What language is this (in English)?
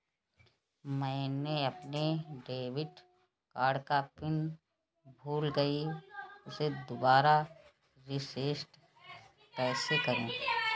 Hindi